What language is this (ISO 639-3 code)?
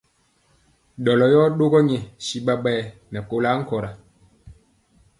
mcx